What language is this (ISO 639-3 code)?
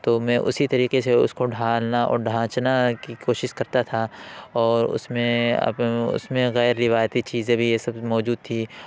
urd